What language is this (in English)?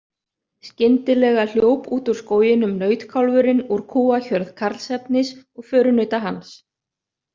Icelandic